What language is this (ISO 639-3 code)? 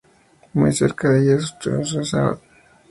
spa